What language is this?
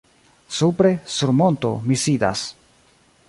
Esperanto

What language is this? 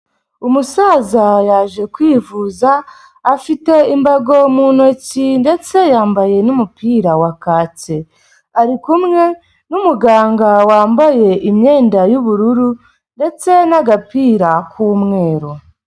Kinyarwanda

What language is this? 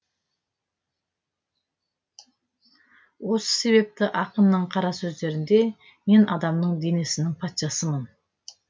Kazakh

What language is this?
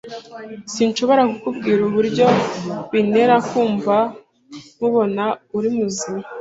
Kinyarwanda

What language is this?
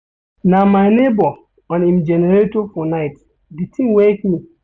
Nigerian Pidgin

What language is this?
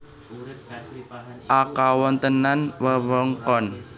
Javanese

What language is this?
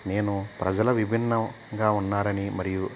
Telugu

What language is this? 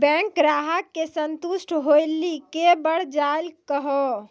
Maithili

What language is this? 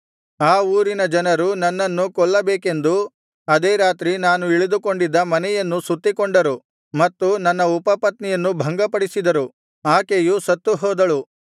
Kannada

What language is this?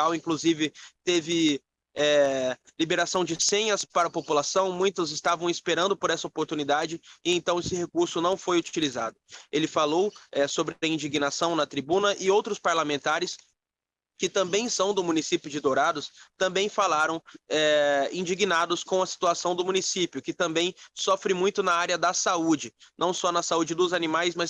Portuguese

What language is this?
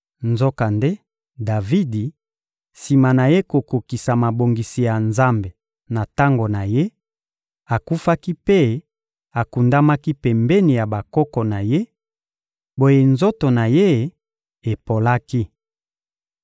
Lingala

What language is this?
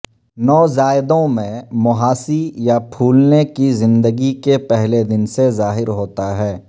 Urdu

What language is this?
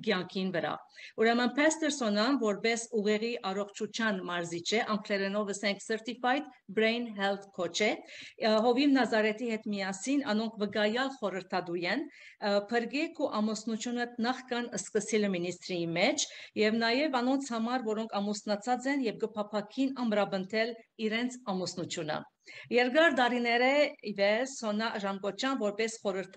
Romanian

